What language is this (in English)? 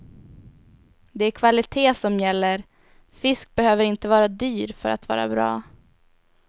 Swedish